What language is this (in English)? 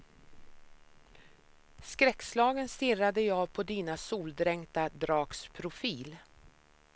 Swedish